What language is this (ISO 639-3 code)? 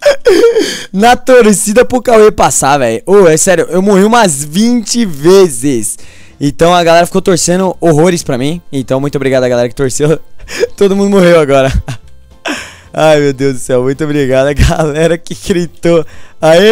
por